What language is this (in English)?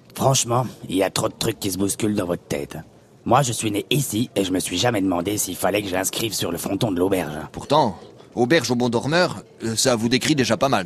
French